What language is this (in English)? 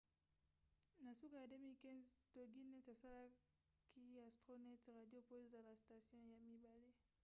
Lingala